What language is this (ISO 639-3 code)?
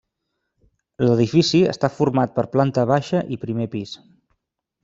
cat